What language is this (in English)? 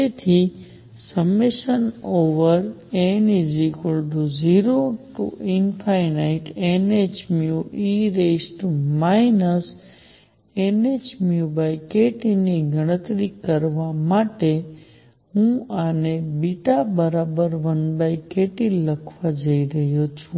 Gujarati